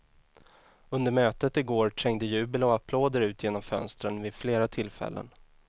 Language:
Swedish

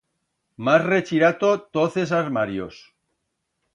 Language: Aragonese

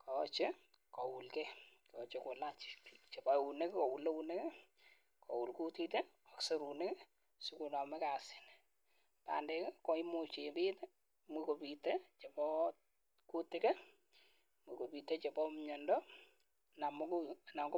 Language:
Kalenjin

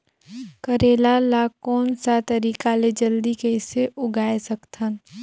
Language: Chhattisgarhi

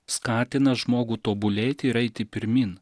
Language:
Lithuanian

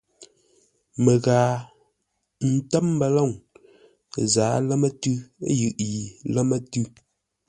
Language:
Ngombale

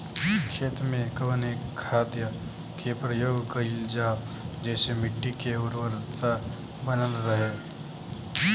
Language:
Bhojpuri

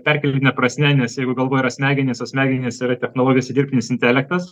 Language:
Lithuanian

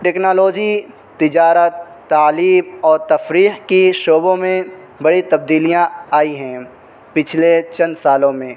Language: Urdu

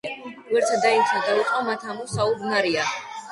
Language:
Georgian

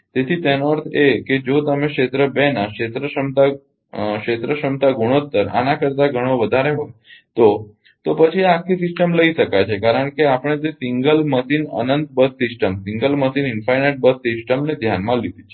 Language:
Gujarati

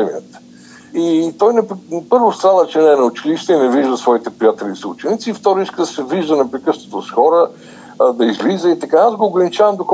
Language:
Bulgarian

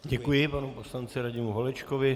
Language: Czech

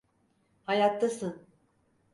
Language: Turkish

